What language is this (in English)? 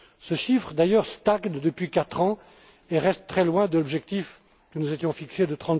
French